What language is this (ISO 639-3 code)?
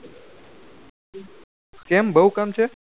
guj